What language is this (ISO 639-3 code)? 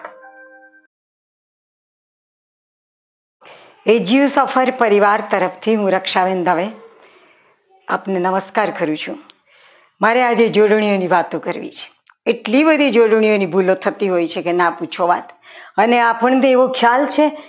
guj